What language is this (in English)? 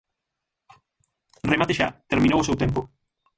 Galician